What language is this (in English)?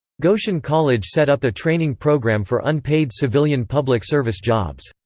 English